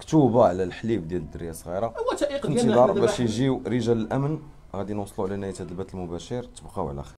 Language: Arabic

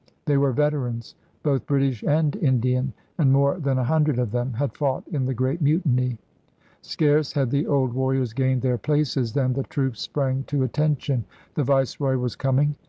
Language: English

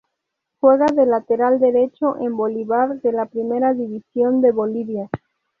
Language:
Spanish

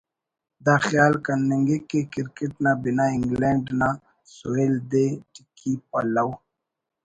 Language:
Brahui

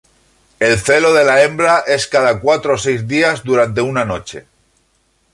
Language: Spanish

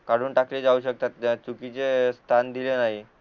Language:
Marathi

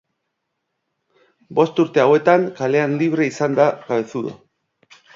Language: Basque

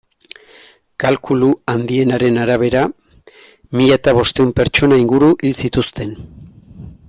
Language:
Basque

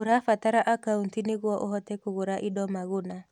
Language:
Kikuyu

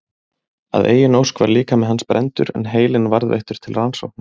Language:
Icelandic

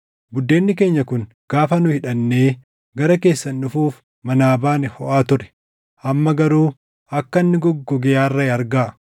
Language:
Oromo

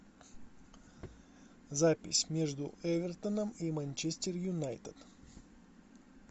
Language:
Russian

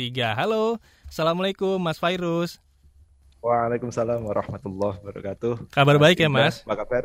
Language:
Indonesian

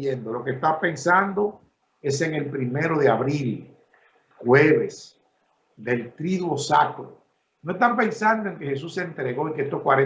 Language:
Spanish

